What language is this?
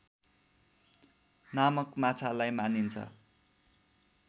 Nepali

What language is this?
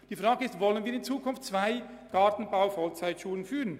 Swiss German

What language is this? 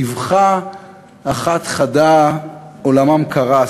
Hebrew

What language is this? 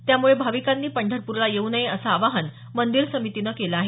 Marathi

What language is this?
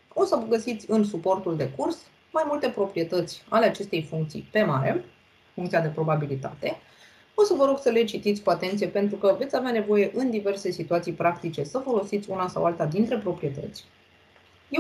Romanian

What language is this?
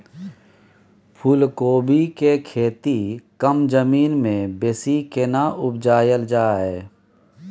Maithili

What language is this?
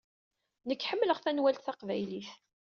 Kabyle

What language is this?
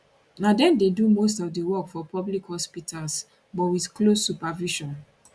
Nigerian Pidgin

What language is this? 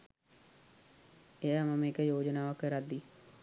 Sinhala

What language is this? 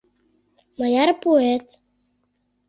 Mari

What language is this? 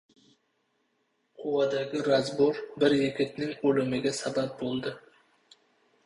Uzbek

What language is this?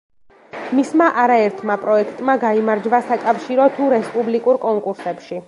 Georgian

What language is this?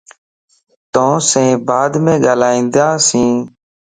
Lasi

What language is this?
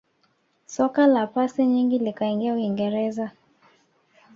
Swahili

